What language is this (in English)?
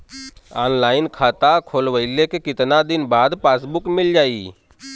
Bhojpuri